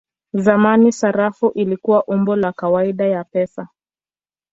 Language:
Swahili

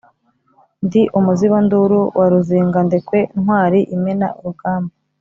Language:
Kinyarwanda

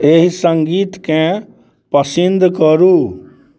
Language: Maithili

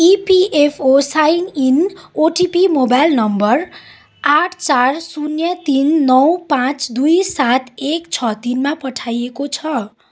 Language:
Nepali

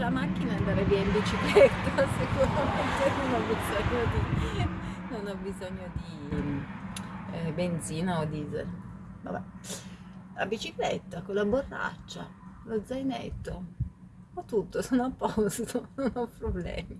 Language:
Italian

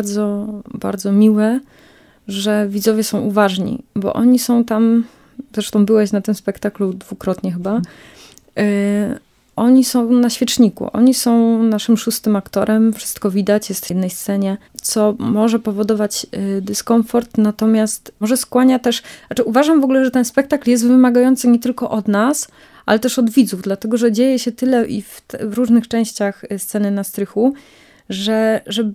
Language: Polish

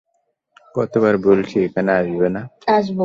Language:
Bangla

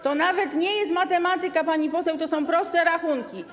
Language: Polish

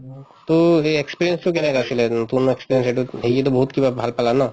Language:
Assamese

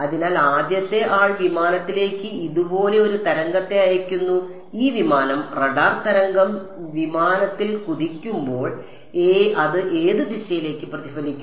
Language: Malayalam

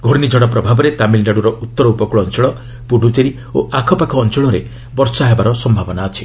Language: Odia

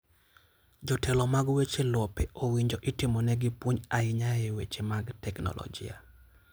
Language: Luo (Kenya and Tanzania)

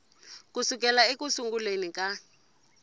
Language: Tsonga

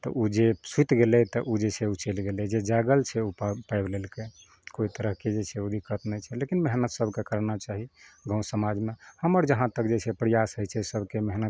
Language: Maithili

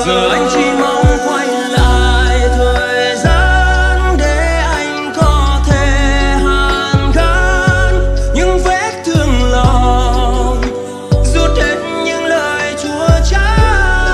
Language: Vietnamese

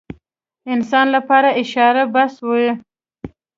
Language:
Pashto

